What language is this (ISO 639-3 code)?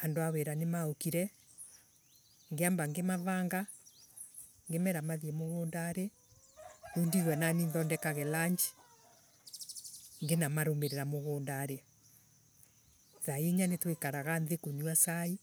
ebu